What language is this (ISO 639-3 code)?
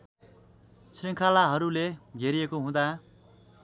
nep